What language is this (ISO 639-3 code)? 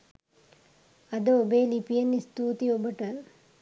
sin